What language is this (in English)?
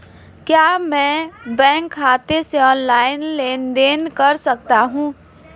Hindi